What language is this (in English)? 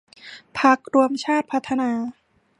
Thai